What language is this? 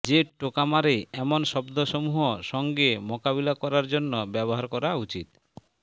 Bangla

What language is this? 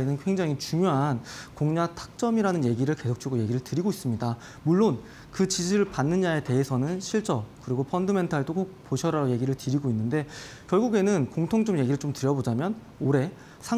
Korean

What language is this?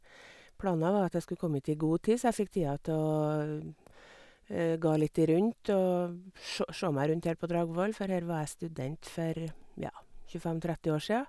Norwegian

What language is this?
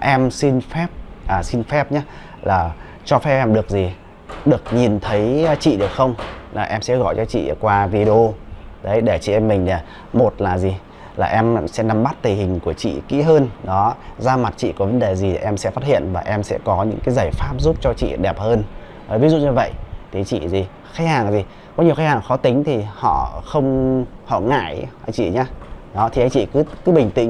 Vietnamese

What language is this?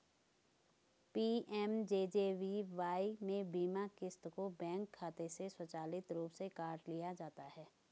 Hindi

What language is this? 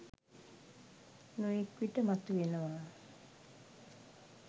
Sinhala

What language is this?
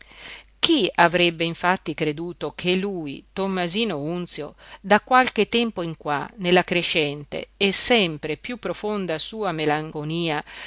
Italian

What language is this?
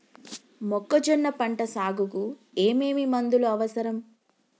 Telugu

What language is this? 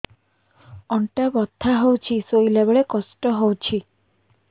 Odia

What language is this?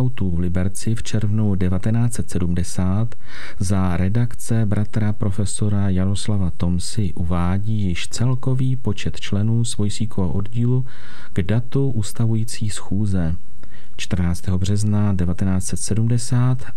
Czech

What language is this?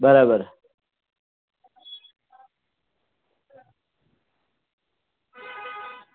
Gujarati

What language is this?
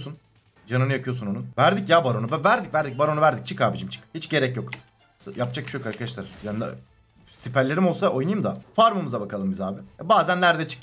Turkish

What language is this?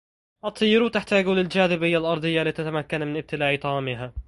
Arabic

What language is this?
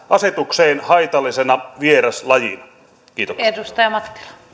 Finnish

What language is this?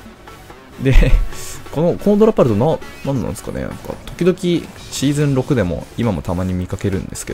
Japanese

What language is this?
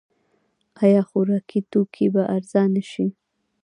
Pashto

